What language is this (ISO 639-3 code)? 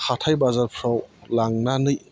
brx